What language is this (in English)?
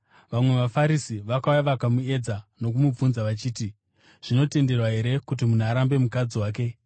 Shona